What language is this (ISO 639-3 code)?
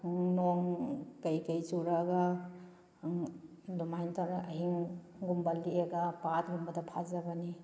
mni